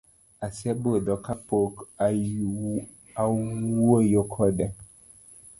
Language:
Luo (Kenya and Tanzania)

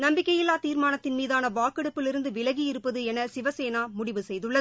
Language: Tamil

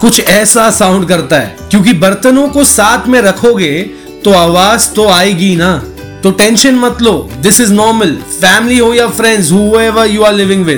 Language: Hindi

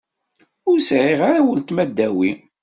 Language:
Kabyle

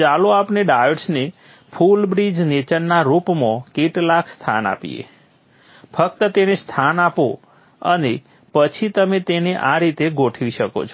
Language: Gujarati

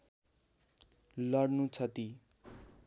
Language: Nepali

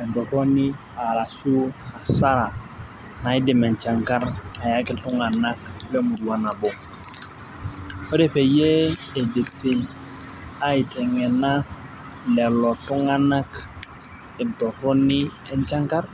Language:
Masai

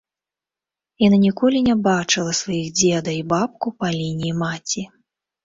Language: Belarusian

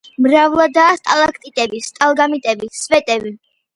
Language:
Georgian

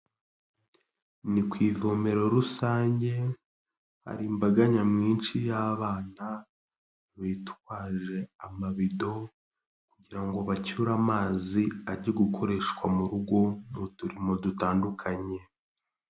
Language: Kinyarwanda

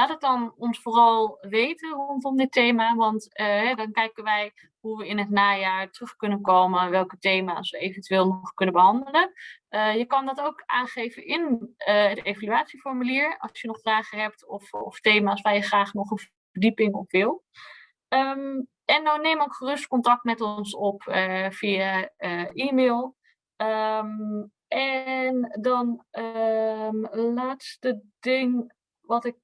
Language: Dutch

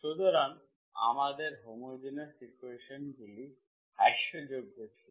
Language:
Bangla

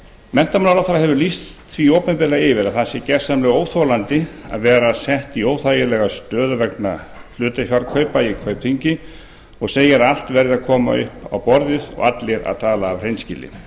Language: Icelandic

